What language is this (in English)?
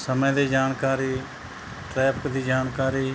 Punjabi